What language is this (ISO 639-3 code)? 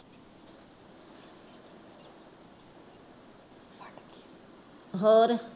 pan